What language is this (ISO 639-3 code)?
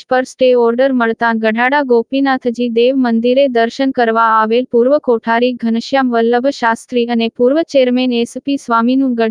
hin